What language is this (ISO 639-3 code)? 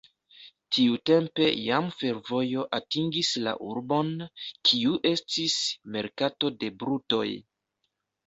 epo